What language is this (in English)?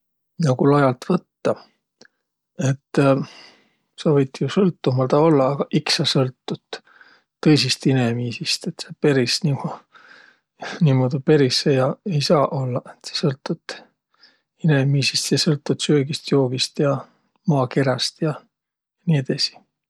Võro